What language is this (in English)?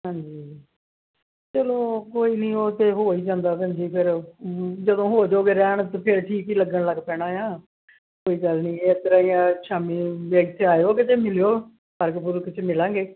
Punjabi